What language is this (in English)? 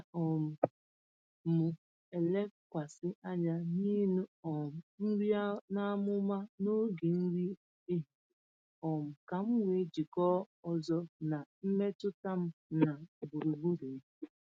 Igbo